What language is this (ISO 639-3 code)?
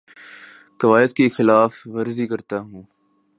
urd